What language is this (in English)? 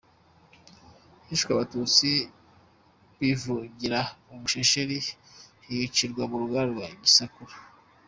Kinyarwanda